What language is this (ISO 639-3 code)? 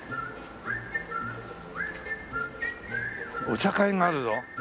jpn